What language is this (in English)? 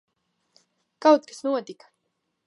Latvian